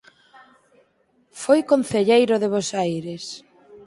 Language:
Galician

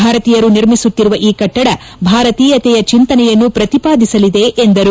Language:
Kannada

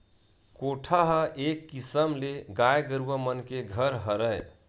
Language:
Chhattisgarhi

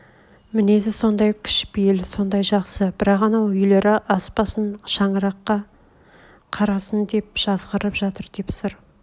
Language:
Kazakh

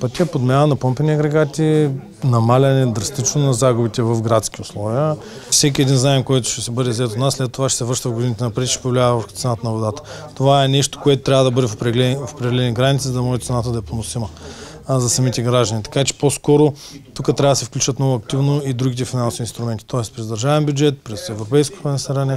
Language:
Bulgarian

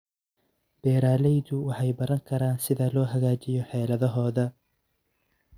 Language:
Somali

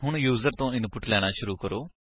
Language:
Punjabi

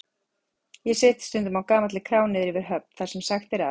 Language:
Icelandic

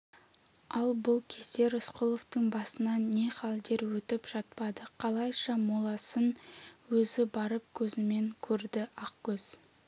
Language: Kazakh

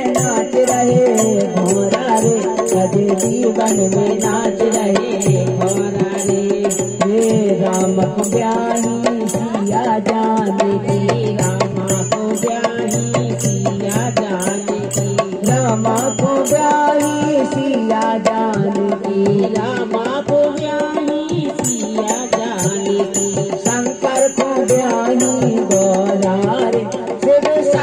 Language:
Hindi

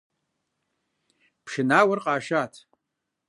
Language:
Kabardian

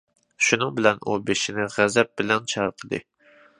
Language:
Uyghur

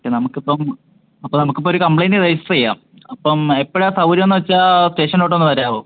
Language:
Malayalam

